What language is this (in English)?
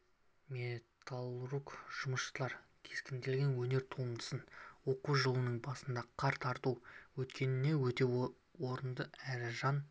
Kazakh